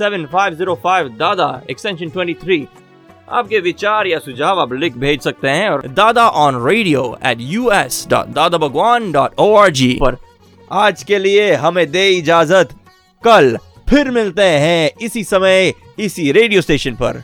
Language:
Hindi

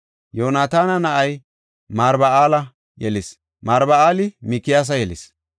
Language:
Gofa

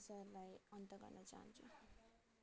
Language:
Nepali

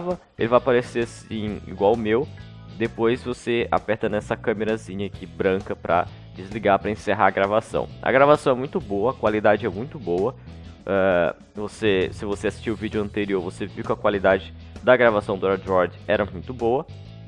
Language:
Portuguese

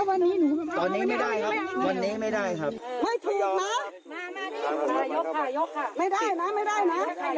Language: Thai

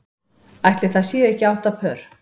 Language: Icelandic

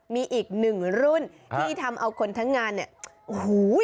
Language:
Thai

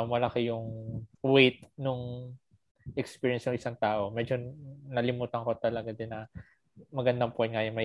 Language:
Filipino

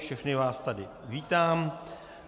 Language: Czech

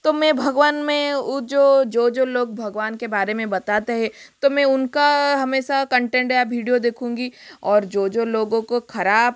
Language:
Hindi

